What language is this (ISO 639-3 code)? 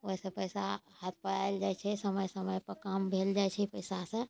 mai